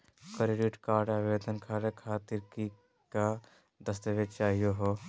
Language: Magahi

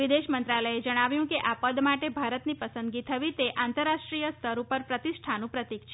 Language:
Gujarati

